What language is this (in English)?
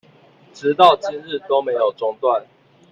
Chinese